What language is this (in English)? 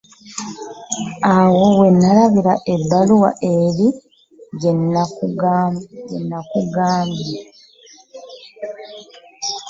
Ganda